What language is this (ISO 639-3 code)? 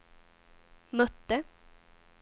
swe